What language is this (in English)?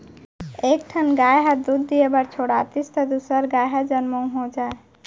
Chhattisgarhi